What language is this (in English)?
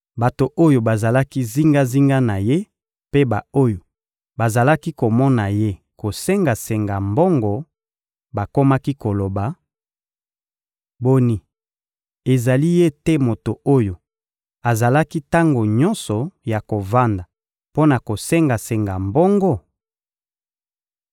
Lingala